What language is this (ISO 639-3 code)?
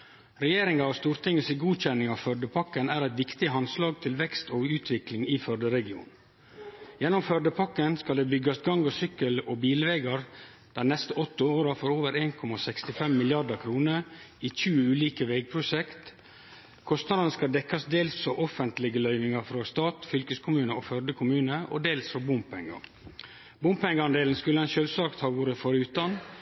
nno